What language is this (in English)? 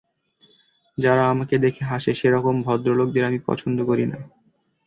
Bangla